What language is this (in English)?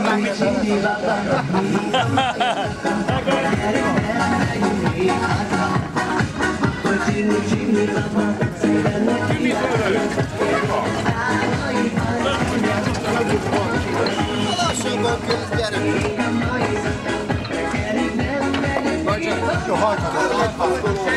Hungarian